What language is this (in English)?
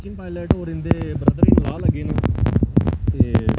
Dogri